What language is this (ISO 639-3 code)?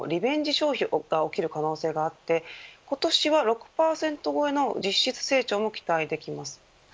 jpn